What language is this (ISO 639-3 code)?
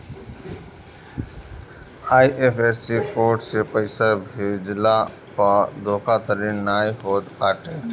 bho